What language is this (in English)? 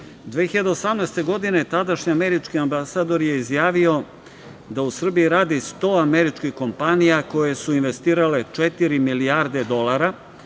Serbian